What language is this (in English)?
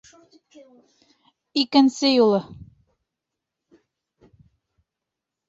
Bashkir